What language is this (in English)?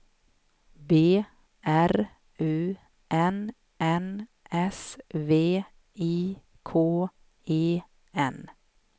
Swedish